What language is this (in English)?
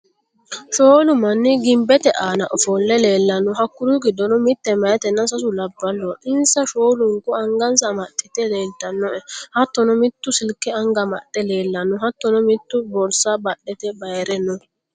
Sidamo